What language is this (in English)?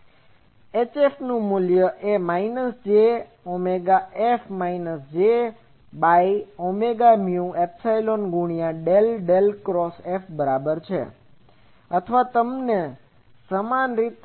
Gujarati